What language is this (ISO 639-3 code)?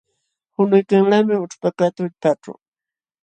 qxw